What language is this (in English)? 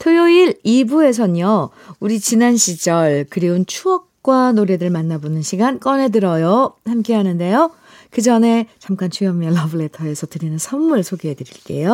Korean